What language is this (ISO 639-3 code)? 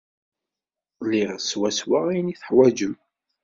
kab